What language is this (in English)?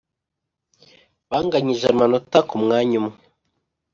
Kinyarwanda